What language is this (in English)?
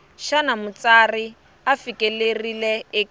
Tsonga